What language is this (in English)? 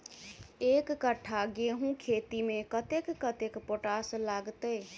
Maithili